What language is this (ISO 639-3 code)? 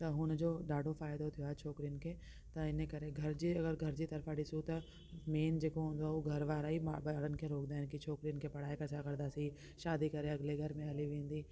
snd